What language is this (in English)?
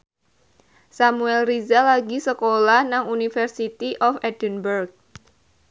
Javanese